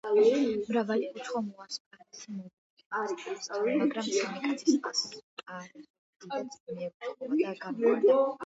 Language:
Georgian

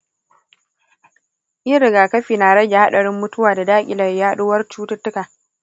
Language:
Hausa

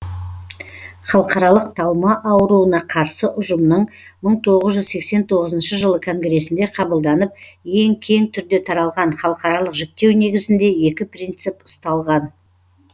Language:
Kazakh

